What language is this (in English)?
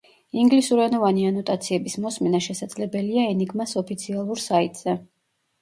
Georgian